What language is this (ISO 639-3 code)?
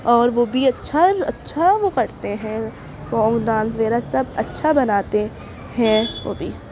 urd